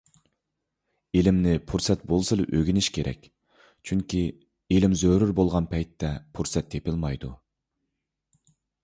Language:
Uyghur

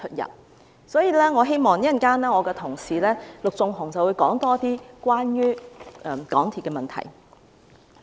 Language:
Cantonese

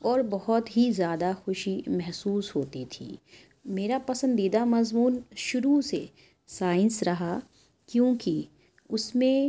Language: Urdu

